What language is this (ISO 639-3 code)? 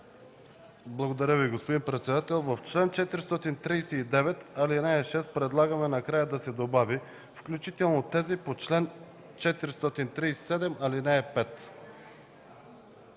bul